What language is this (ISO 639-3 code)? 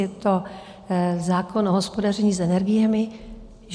ces